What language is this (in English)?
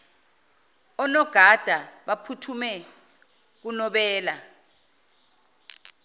Zulu